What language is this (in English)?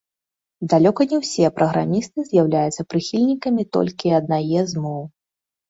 Belarusian